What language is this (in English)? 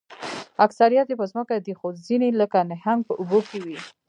Pashto